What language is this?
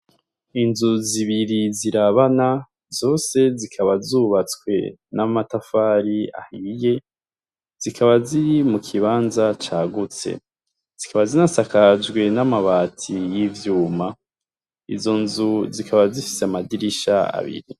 Rundi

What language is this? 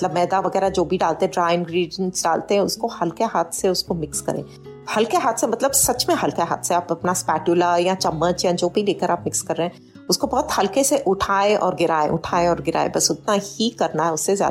Hindi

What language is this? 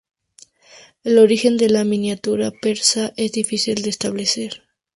Spanish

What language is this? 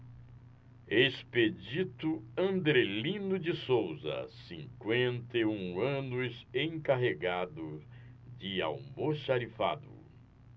Portuguese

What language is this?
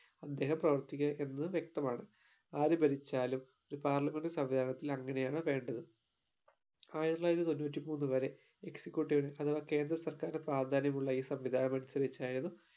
Malayalam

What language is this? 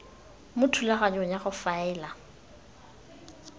Tswana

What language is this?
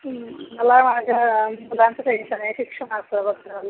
Marathi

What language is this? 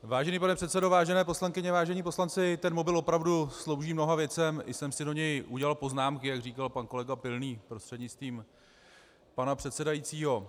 Czech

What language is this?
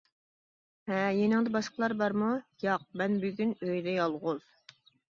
Uyghur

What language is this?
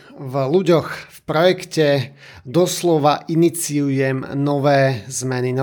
Slovak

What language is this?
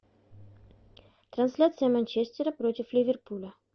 Russian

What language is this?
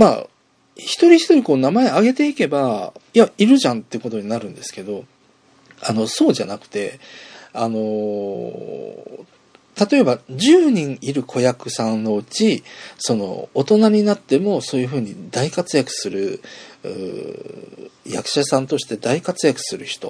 Japanese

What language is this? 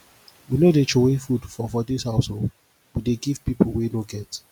Nigerian Pidgin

